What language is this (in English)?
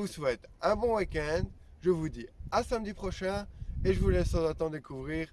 French